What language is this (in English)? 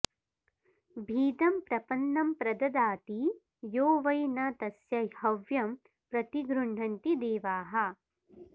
Sanskrit